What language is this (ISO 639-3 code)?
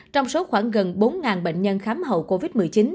vie